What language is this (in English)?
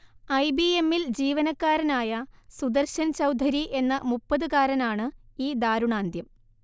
Malayalam